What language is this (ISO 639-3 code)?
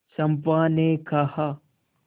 hin